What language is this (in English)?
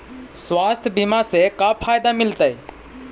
Magahi